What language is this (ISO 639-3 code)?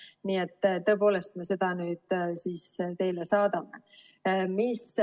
est